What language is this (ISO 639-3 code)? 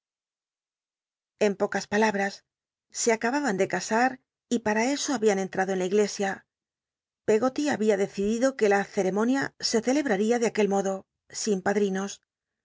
spa